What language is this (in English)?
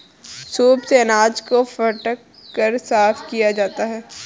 Hindi